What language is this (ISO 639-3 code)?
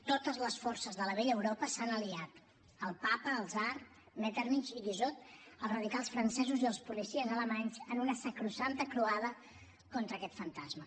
cat